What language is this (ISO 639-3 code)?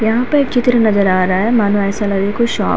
hin